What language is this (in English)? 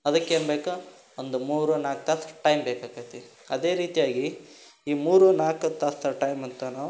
Kannada